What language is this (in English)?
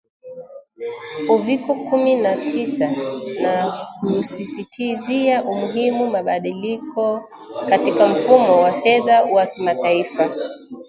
Swahili